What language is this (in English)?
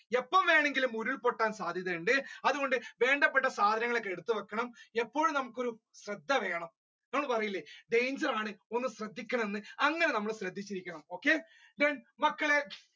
Malayalam